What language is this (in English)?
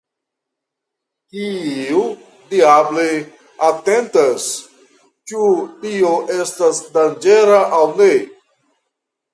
Esperanto